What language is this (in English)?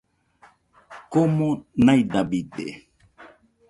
Nüpode Huitoto